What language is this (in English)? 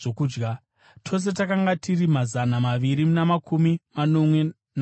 Shona